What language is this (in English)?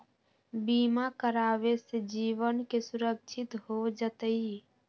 Magahi